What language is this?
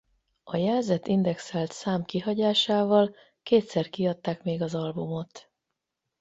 Hungarian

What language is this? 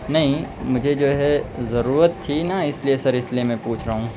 Urdu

